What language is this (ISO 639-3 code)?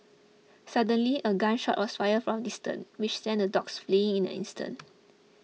eng